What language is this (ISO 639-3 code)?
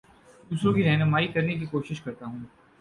urd